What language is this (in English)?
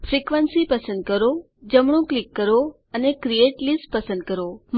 Gujarati